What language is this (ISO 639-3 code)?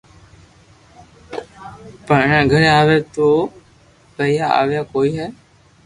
lrk